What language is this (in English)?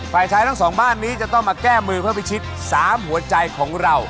Thai